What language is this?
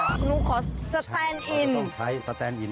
Thai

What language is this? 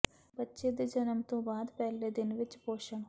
Punjabi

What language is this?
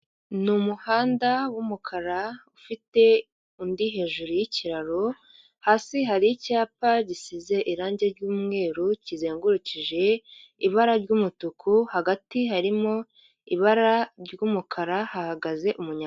Kinyarwanda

